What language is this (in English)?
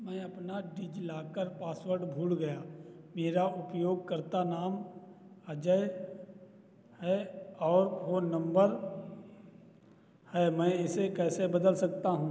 Hindi